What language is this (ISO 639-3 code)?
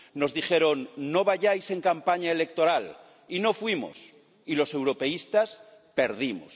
spa